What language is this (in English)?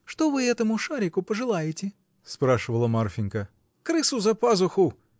Russian